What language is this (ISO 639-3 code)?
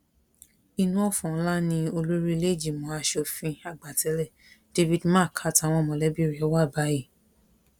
yor